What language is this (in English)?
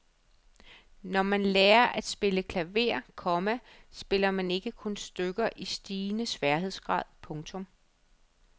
Danish